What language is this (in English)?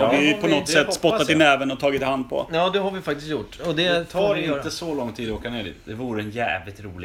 Swedish